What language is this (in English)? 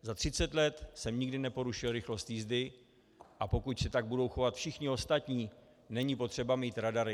Czech